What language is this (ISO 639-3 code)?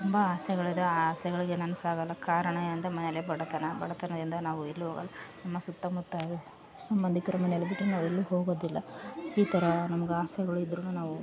kan